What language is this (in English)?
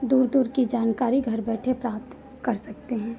Hindi